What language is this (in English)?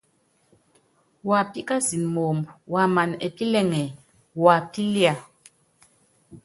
Yangben